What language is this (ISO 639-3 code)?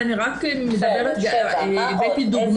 heb